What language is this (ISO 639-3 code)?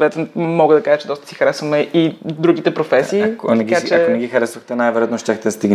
bul